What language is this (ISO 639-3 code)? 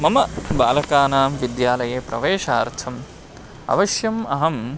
san